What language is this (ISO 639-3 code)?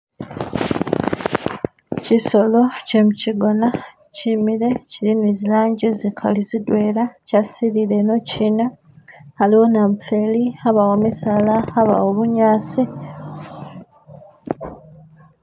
myx